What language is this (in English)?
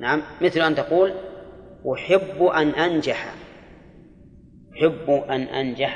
Arabic